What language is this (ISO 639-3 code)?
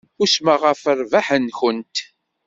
kab